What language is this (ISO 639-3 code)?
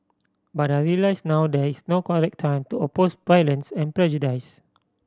eng